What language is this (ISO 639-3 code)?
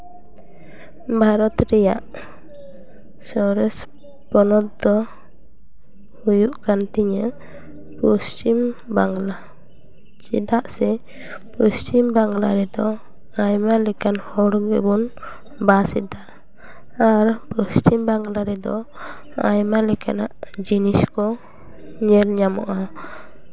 sat